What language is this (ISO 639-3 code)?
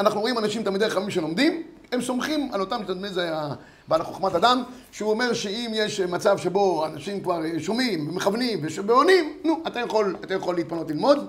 heb